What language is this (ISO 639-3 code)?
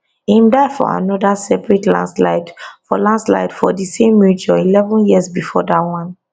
pcm